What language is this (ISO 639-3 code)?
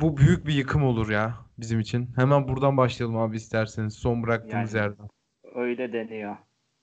tur